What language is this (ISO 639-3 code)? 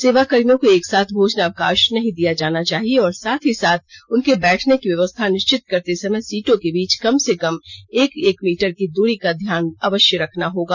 hin